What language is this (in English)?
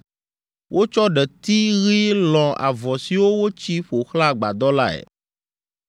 Ewe